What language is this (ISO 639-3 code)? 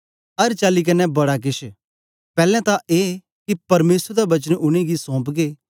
doi